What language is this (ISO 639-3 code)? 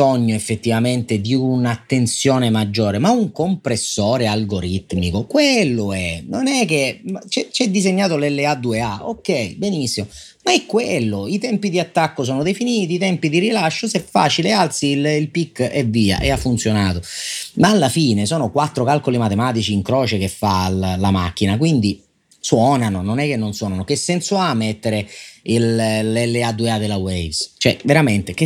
ita